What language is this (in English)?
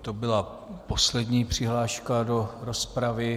Czech